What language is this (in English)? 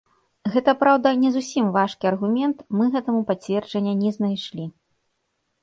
Belarusian